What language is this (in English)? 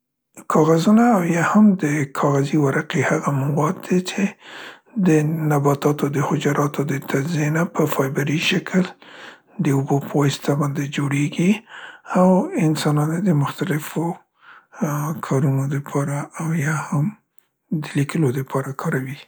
Central Pashto